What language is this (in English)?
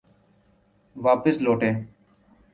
Urdu